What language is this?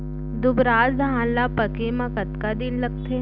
Chhattisgarhi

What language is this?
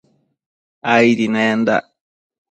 Matsés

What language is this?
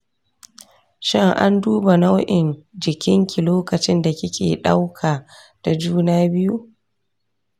Hausa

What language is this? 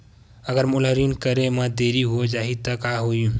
Chhattisgarhi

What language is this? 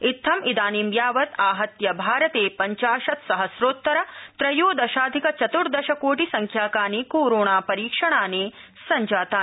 Sanskrit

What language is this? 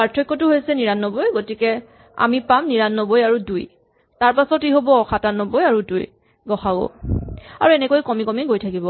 Assamese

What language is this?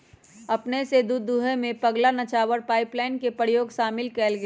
Magahi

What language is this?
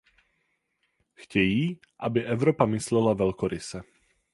Czech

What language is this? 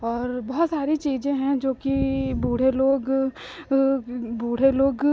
Hindi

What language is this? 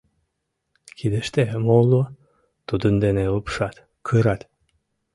Mari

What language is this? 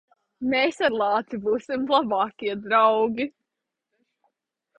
Latvian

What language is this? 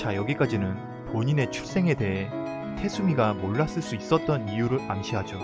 Korean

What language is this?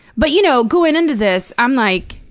English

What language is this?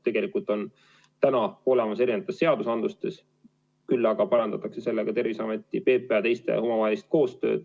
Estonian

